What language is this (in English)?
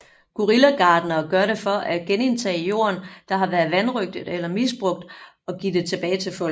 Danish